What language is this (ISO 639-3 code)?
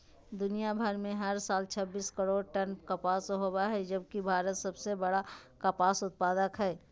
mag